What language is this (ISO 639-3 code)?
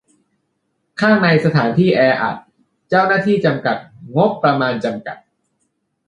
tha